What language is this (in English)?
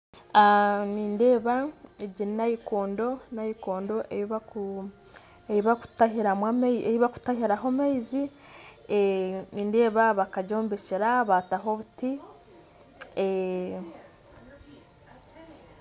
Nyankole